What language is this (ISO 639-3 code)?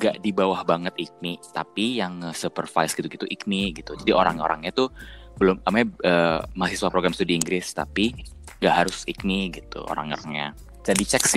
ind